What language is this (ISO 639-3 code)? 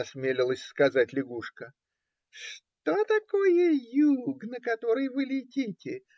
rus